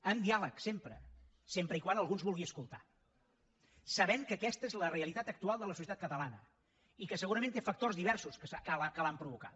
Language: Catalan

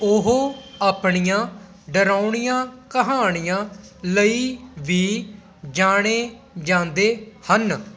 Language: Punjabi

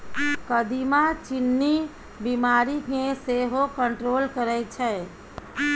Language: Maithili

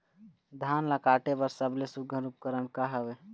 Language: Chhattisgarhi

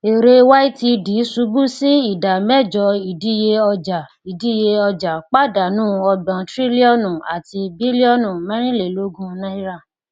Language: Yoruba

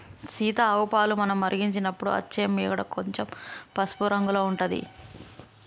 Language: Telugu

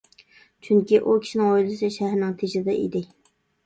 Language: Uyghur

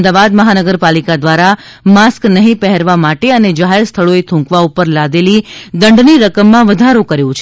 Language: Gujarati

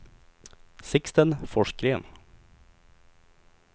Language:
Swedish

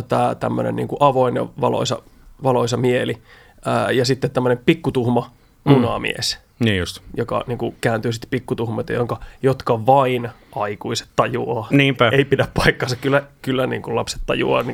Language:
Finnish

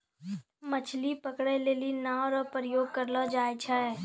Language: Maithili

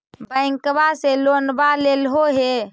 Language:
Magahi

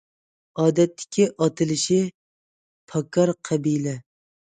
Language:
Uyghur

